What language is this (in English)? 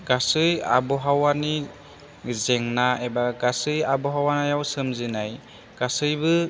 Bodo